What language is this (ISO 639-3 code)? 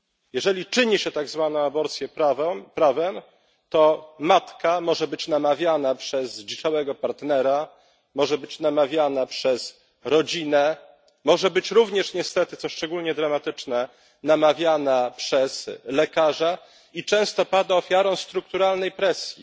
pol